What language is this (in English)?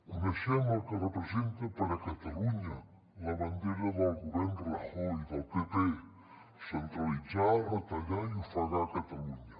Catalan